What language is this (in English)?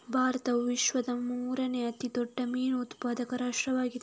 Kannada